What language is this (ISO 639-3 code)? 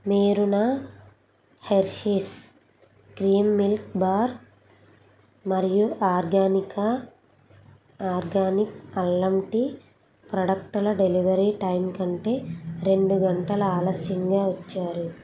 tel